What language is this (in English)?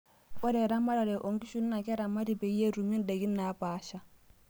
Masai